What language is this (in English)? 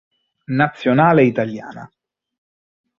Italian